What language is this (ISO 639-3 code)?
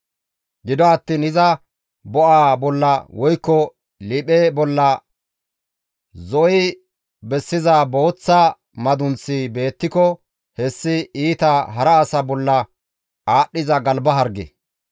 gmv